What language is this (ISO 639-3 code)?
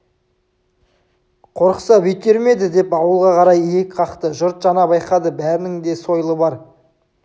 kaz